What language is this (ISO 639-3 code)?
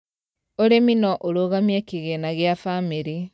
kik